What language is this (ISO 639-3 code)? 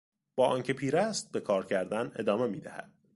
fas